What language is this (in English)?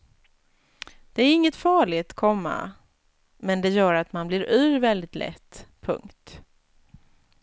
Swedish